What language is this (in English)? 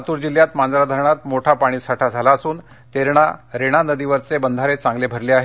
Marathi